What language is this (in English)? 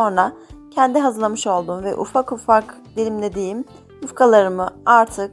Turkish